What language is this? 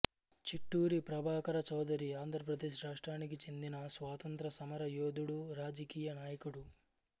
Telugu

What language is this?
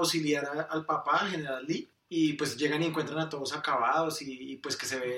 Spanish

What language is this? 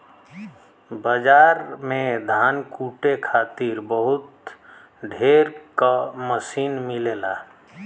Bhojpuri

